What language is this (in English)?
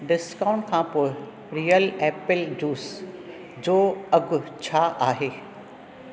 Sindhi